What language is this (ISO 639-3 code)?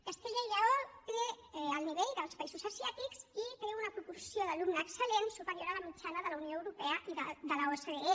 cat